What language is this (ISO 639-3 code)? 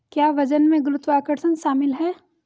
hin